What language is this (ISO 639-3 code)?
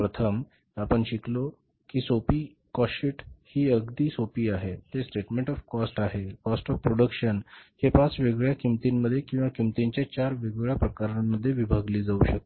mar